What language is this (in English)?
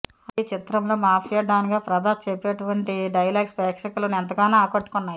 Telugu